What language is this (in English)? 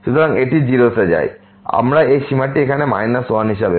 Bangla